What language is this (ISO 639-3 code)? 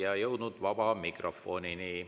est